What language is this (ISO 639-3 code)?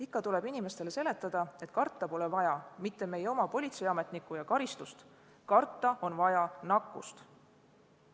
est